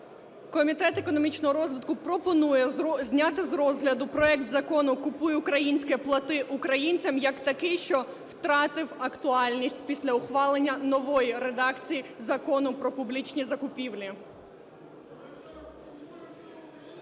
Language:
Ukrainian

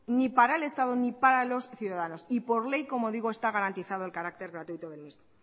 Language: Spanish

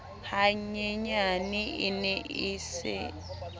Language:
Southern Sotho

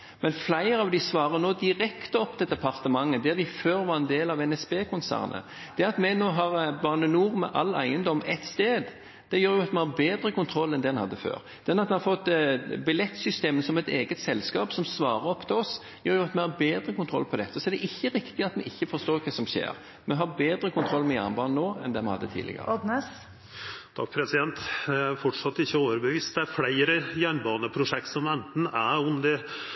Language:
Norwegian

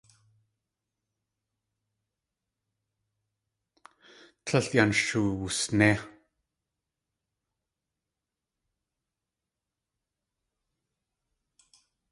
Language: Tlingit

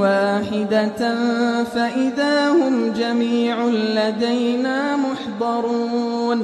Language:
Arabic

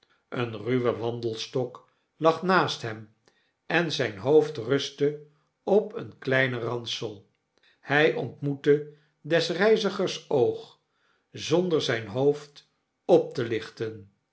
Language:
Dutch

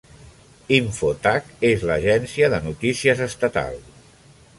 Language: Catalan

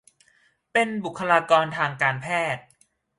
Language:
Thai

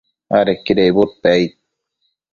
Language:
Matsés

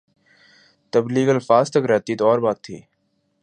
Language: Urdu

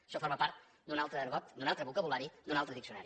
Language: Catalan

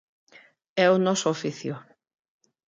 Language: Galician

